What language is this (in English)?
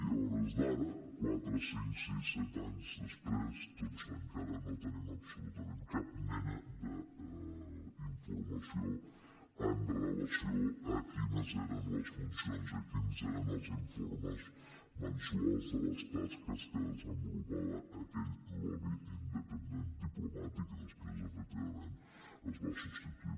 Catalan